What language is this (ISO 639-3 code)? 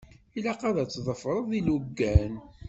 kab